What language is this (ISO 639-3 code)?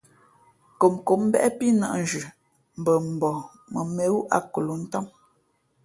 fmp